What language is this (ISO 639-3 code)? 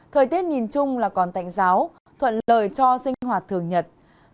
vie